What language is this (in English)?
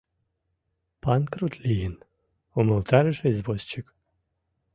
Mari